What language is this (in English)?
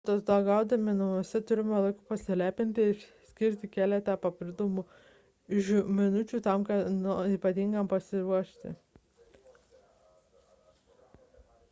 Lithuanian